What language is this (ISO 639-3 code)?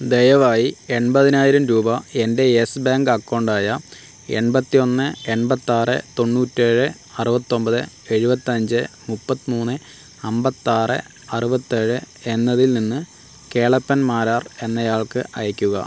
mal